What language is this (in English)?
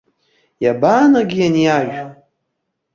Abkhazian